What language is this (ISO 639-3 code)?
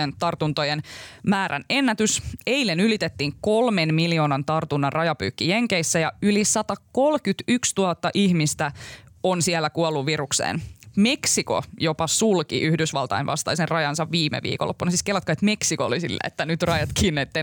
fin